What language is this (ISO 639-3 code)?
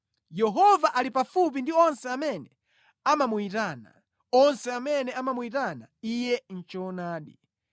nya